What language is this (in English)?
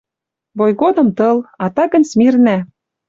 Western Mari